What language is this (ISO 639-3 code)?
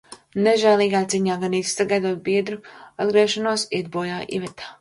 lav